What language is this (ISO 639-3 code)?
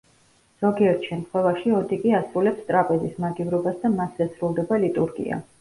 kat